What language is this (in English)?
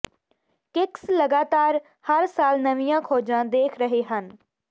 Punjabi